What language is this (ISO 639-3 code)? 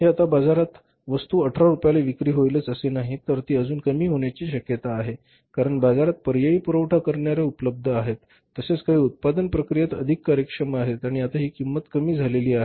mar